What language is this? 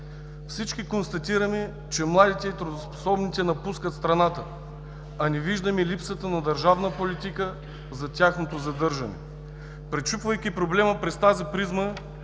Bulgarian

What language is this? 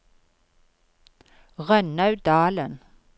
Norwegian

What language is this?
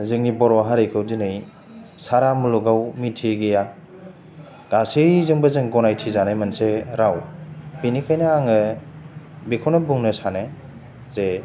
Bodo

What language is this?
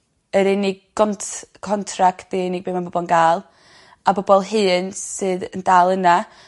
Welsh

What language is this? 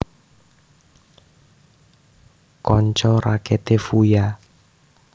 Javanese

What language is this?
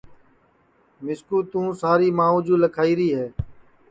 Sansi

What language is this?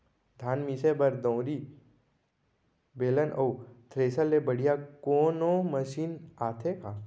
Chhattisgarhi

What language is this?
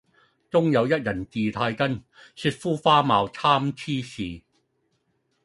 Cantonese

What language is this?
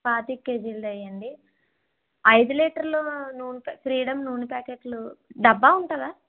Telugu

